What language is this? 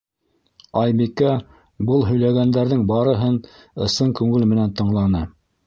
Bashkir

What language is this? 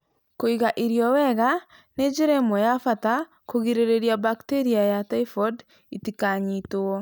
Kikuyu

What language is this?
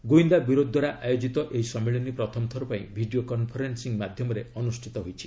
Odia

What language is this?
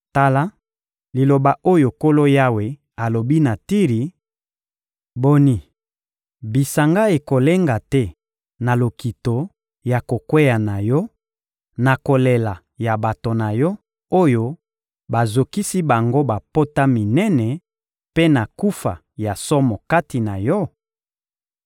Lingala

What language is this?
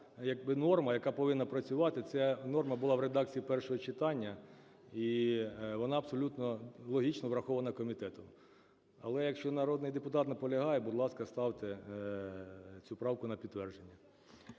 Ukrainian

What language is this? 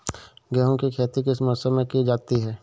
Hindi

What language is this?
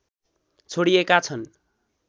Nepali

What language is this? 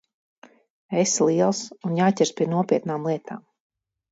Latvian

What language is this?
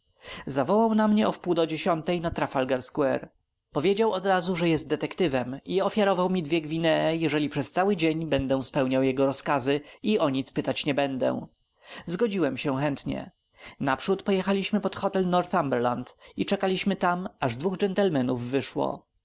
Polish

